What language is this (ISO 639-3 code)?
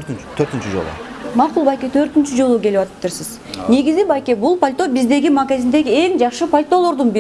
tur